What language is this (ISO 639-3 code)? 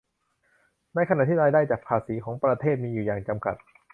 tha